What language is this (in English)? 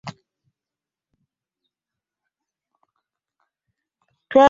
Ganda